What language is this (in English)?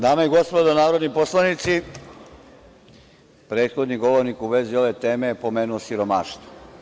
Serbian